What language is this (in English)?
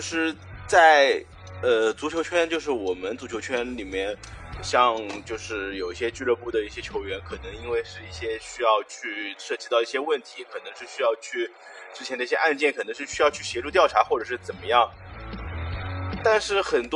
Chinese